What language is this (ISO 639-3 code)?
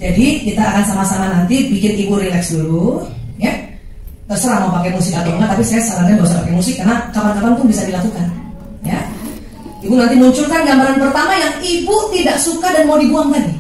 ind